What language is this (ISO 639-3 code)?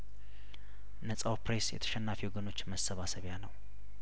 amh